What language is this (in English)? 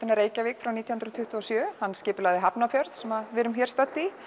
Icelandic